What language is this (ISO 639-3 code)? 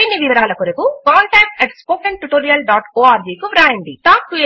tel